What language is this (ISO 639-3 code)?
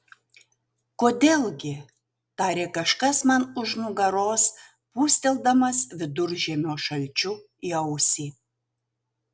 lit